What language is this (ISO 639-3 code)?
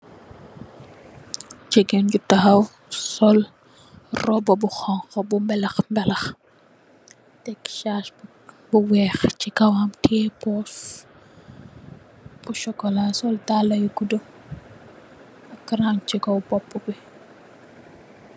wol